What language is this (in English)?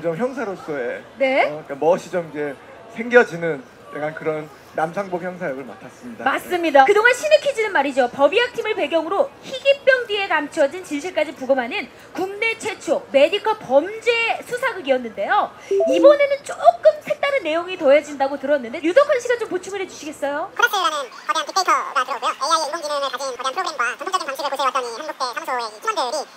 Korean